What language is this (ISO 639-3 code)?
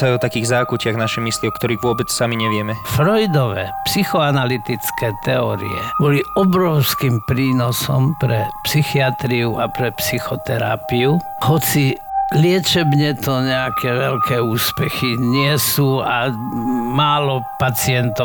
slk